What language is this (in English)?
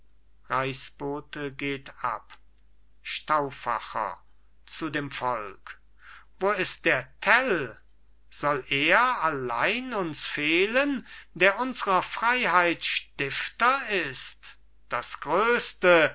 German